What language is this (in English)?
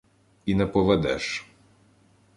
Ukrainian